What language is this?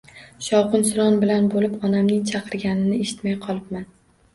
Uzbek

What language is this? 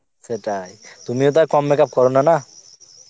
Bangla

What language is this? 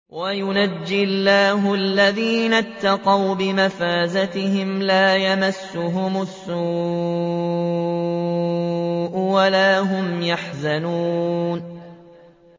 Arabic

